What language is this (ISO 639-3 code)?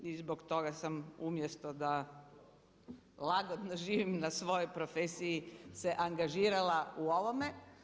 hrv